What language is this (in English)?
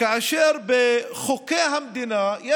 Hebrew